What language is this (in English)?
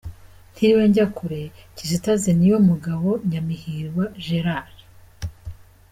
Kinyarwanda